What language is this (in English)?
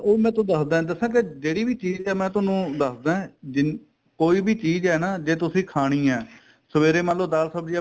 Punjabi